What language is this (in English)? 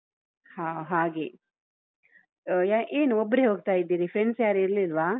Kannada